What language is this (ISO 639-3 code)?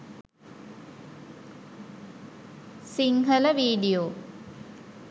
sin